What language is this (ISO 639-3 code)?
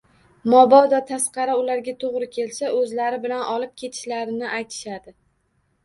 uzb